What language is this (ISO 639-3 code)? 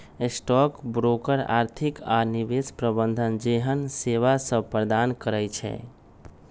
mag